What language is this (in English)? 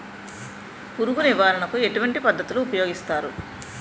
Telugu